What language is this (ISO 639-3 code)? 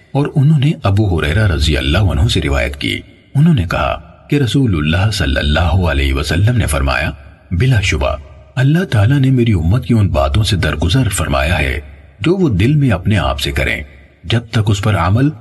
urd